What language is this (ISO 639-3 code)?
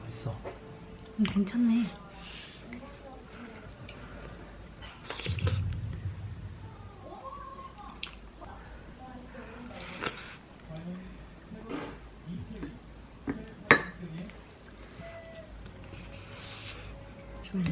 kor